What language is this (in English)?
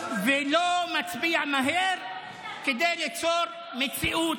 Hebrew